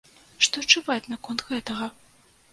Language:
Belarusian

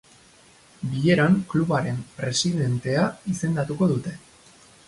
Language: Basque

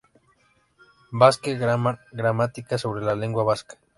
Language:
Spanish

